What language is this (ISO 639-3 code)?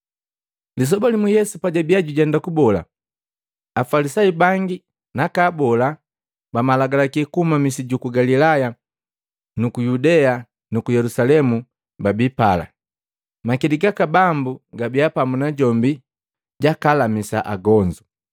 mgv